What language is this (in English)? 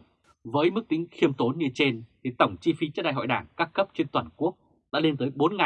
Vietnamese